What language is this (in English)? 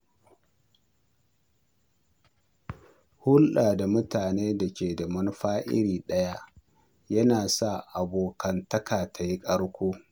Hausa